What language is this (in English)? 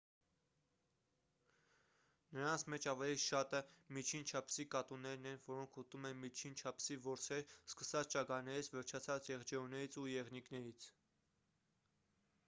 Armenian